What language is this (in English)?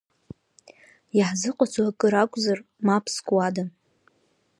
Abkhazian